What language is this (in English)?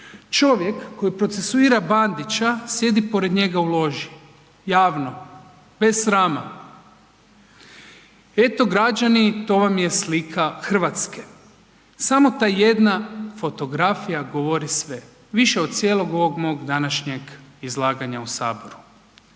Croatian